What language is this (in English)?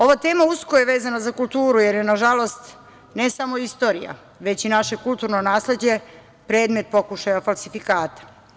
Serbian